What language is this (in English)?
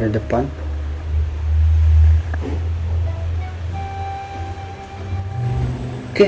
Indonesian